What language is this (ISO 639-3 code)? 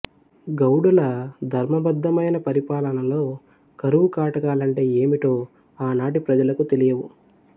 tel